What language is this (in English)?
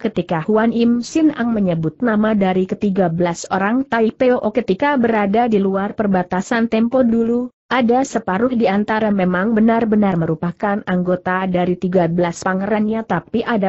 Indonesian